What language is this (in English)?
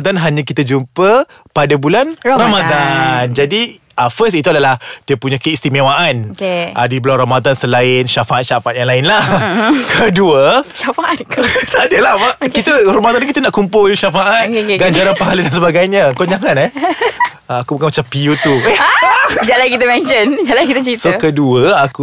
Malay